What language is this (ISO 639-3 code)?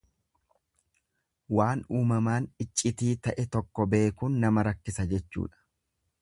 orm